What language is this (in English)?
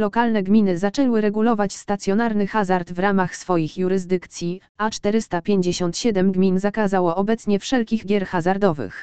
Polish